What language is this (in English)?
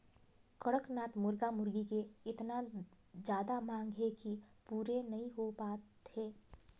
Chhattisgarhi